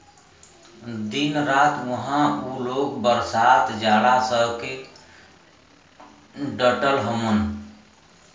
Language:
Bhojpuri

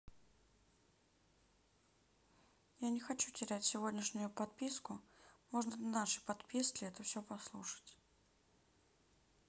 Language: Russian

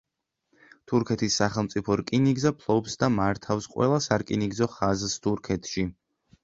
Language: Georgian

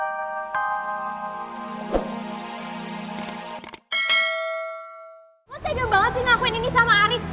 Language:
Indonesian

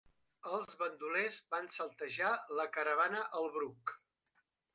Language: Catalan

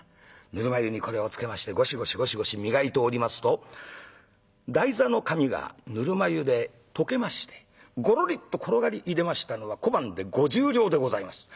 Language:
Japanese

